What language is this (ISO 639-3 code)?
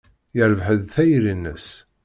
kab